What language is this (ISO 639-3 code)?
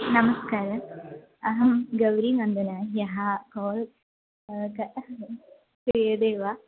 san